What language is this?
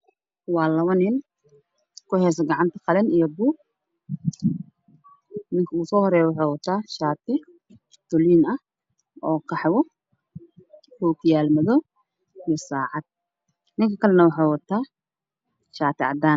Somali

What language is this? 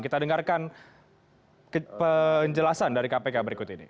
Indonesian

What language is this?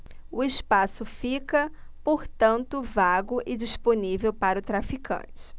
Portuguese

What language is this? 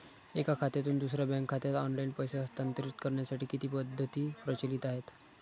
Marathi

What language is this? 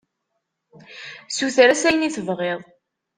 Kabyle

